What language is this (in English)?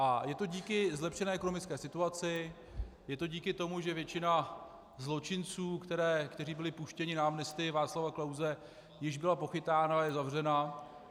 Czech